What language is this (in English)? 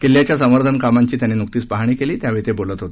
Marathi